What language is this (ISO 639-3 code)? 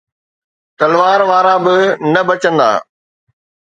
snd